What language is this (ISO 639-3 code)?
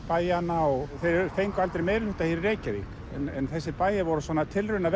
isl